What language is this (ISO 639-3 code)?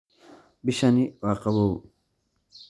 som